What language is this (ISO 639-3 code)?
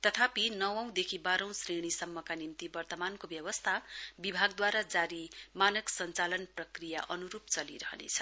nep